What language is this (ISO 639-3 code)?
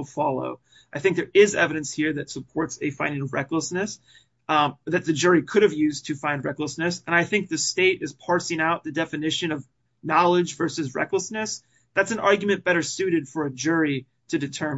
eng